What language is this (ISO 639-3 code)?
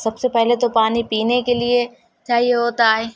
urd